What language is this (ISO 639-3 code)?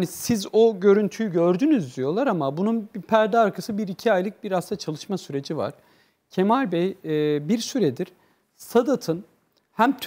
tur